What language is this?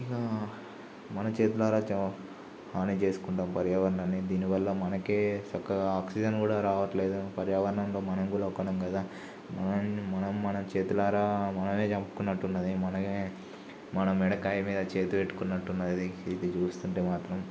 Telugu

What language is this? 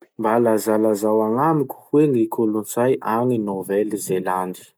Masikoro Malagasy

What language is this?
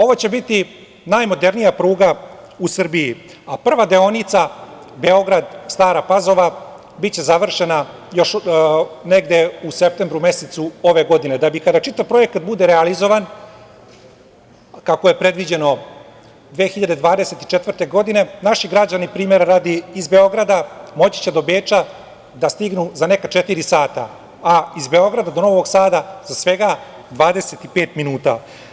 Serbian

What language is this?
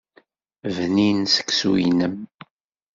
Kabyle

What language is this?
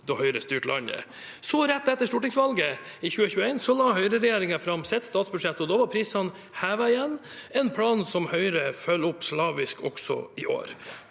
Norwegian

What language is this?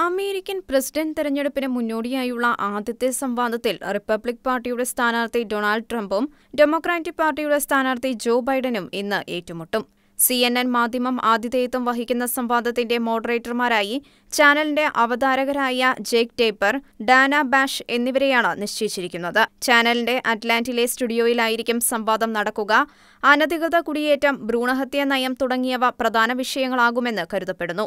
Malayalam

